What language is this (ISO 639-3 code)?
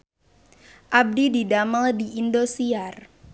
sun